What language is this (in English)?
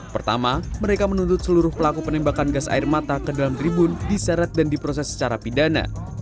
Indonesian